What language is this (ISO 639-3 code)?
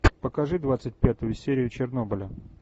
rus